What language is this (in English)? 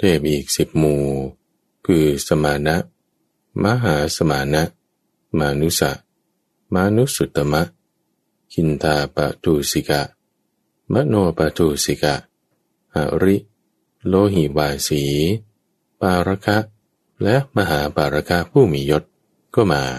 Thai